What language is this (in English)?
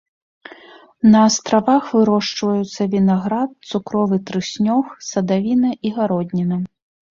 Belarusian